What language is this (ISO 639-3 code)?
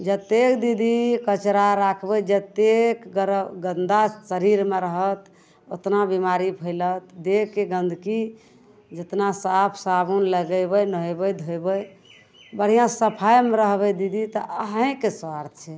mai